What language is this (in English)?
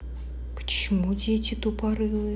Russian